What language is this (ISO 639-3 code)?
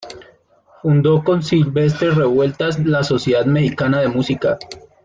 spa